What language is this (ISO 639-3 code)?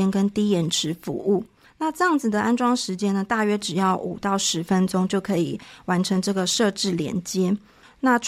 zho